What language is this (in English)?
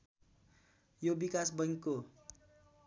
Nepali